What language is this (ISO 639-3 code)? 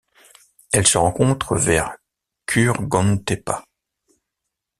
fra